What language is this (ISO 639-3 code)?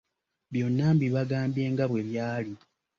lug